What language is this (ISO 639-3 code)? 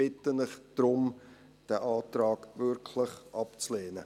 gsw